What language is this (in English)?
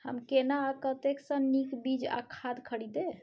Maithili